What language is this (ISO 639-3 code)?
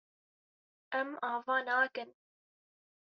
kur